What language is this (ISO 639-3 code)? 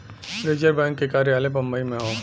bho